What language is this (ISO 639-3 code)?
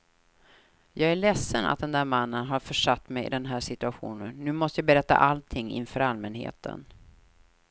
swe